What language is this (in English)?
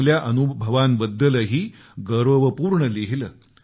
Marathi